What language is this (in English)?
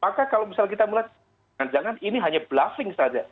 Indonesian